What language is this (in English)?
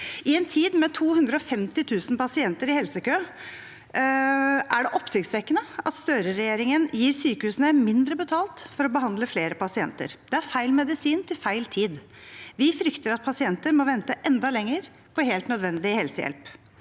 Norwegian